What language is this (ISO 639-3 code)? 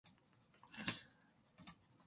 kor